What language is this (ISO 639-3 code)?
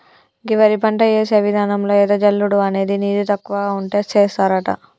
tel